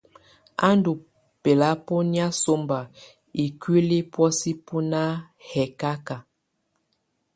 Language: Tunen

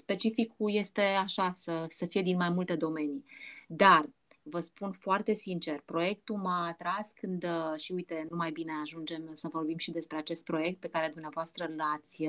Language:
Romanian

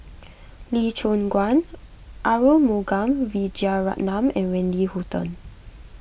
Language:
English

